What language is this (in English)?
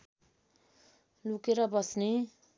Nepali